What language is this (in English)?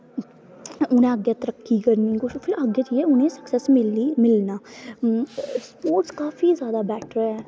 Dogri